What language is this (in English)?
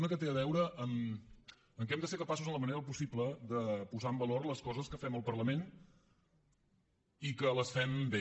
Catalan